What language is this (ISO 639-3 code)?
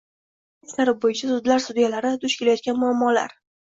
uzb